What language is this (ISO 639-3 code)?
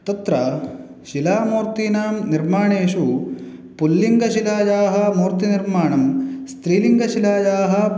san